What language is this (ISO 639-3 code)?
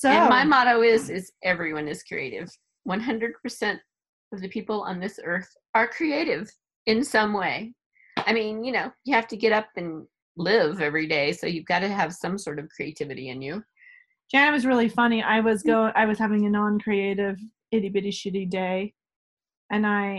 eng